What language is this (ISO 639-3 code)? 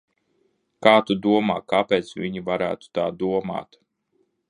lav